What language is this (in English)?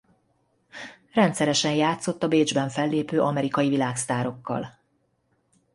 Hungarian